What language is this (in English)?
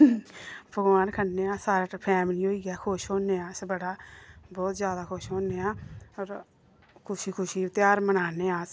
Dogri